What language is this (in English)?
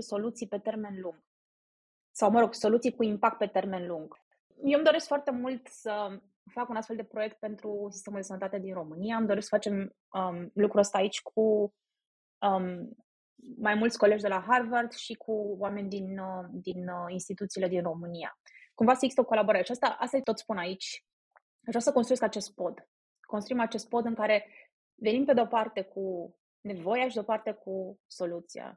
Romanian